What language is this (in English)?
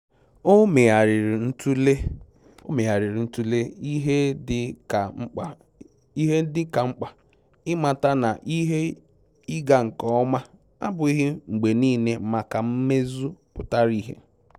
Igbo